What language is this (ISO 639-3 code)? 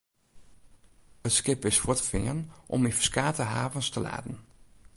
fry